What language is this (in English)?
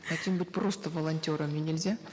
Kazakh